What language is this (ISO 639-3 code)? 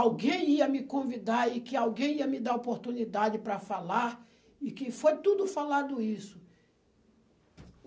por